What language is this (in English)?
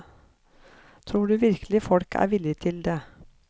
Norwegian